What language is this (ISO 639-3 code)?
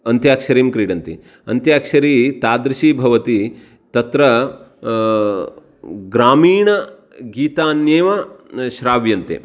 san